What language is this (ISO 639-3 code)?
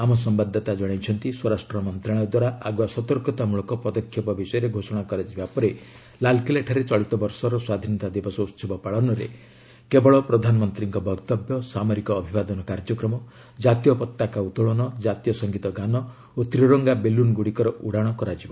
ori